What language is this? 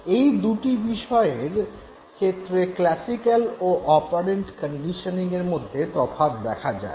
Bangla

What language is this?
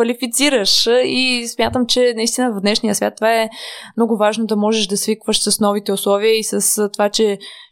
Bulgarian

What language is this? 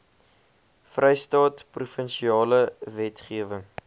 Afrikaans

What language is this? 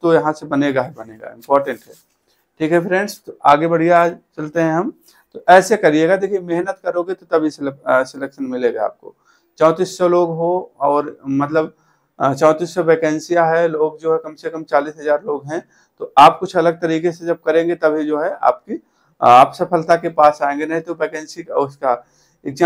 Hindi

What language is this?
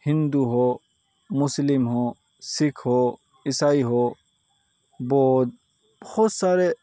Urdu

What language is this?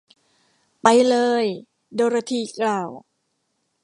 Thai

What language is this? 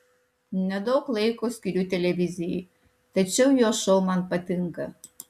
Lithuanian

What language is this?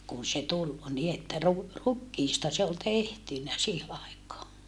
Finnish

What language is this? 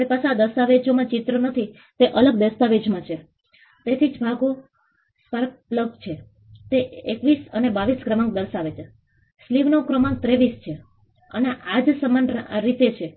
Gujarati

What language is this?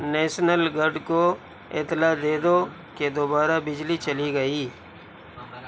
Urdu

